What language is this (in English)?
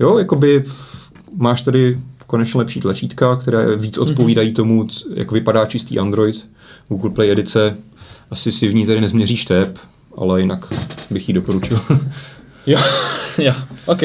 Czech